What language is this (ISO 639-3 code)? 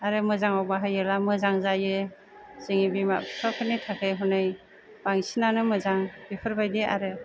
brx